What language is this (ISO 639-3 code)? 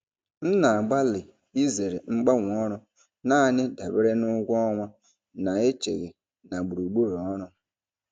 ibo